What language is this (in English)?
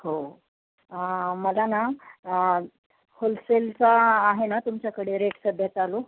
Marathi